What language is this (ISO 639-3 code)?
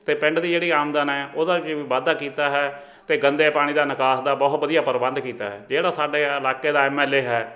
pan